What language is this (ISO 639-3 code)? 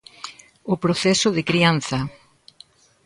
glg